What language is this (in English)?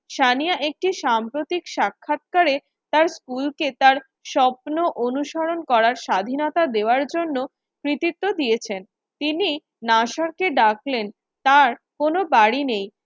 Bangla